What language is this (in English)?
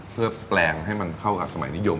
Thai